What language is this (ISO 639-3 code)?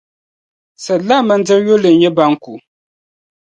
dag